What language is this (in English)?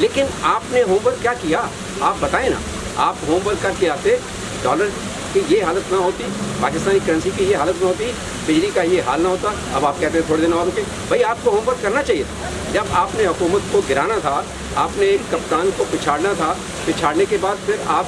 Urdu